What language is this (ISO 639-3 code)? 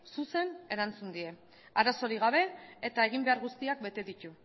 eus